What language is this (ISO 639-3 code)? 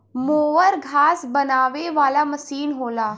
bho